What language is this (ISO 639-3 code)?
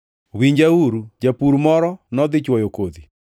luo